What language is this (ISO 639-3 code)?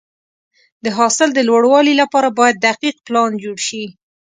pus